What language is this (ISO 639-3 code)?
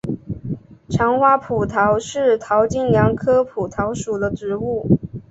zho